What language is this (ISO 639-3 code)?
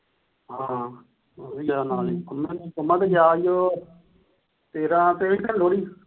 pan